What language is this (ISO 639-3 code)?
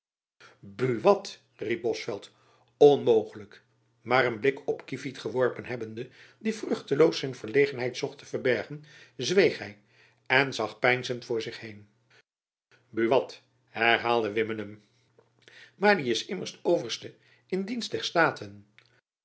nld